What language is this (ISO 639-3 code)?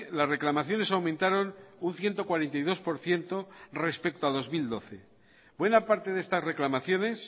spa